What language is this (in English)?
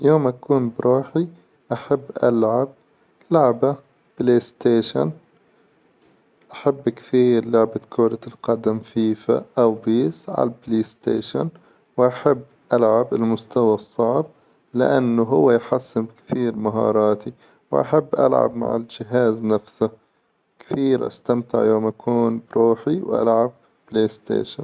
Hijazi Arabic